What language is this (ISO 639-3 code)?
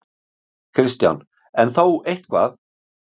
isl